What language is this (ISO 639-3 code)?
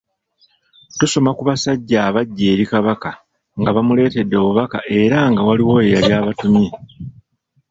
lug